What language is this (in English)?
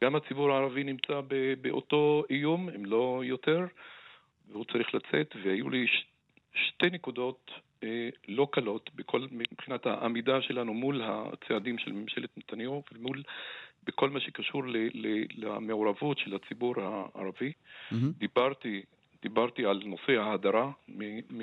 Hebrew